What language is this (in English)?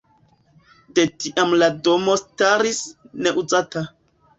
Esperanto